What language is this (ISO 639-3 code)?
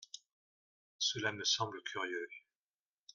fra